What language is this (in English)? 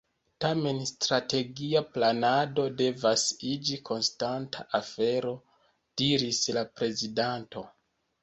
Esperanto